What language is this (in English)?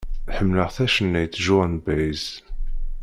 Kabyle